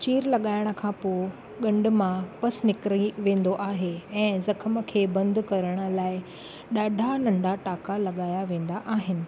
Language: Sindhi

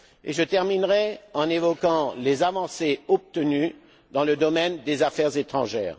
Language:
French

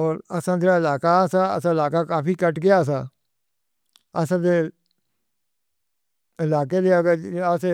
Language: Northern Hindko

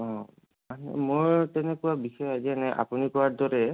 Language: Assamese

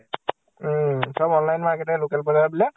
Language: Assamese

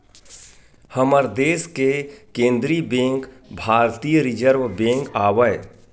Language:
Chhattisgarhi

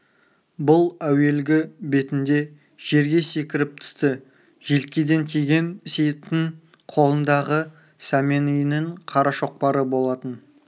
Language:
Kazakh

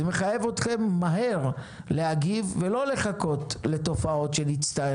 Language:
Hebrew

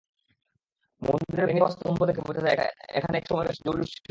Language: Bangla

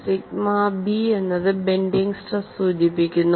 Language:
Malayalam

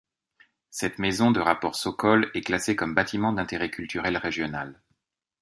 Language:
French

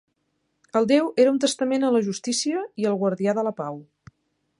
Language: Catalan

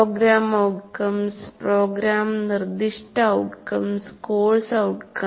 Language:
Malayalam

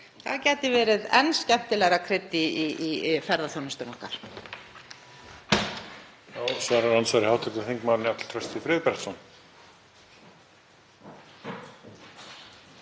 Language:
Icelandic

